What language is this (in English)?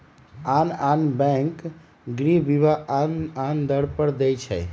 Magahi